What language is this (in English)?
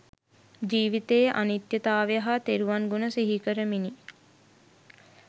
Sinhala